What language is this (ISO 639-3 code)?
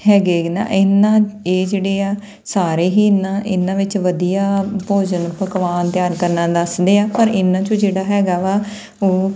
pan